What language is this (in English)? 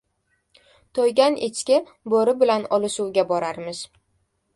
Uzbek